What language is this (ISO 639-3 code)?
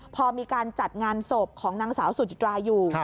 tha